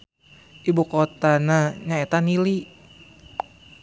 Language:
Sundanese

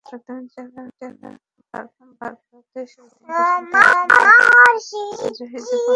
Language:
Bangla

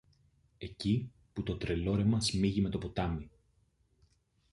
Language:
Greek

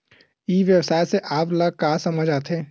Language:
Chhattisgarhi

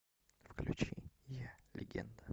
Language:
Russian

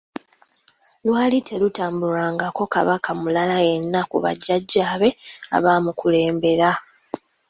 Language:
Ganda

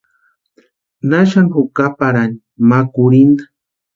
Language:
Western Highland Purepecha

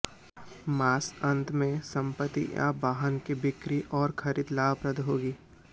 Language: Hindi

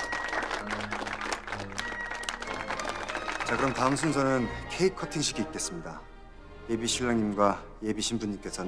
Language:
Korean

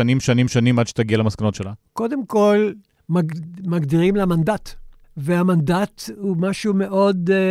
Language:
Hebrew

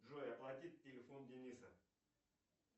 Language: Russian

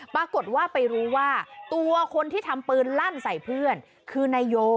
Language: Thai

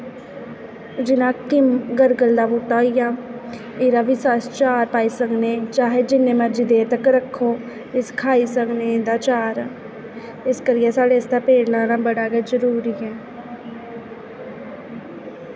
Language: Dogri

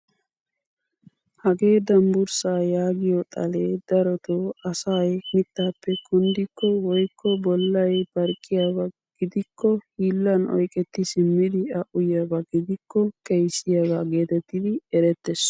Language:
Wolaytta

